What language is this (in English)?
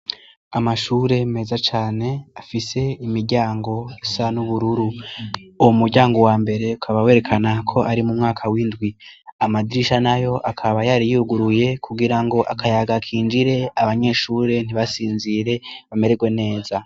Rundi